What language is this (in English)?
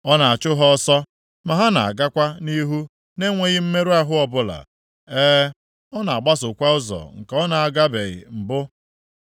Igbo